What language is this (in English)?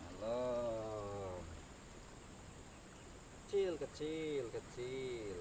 Indonesian